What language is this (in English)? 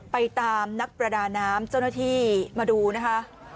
Thai